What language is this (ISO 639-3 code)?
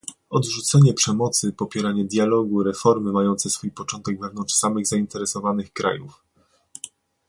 pol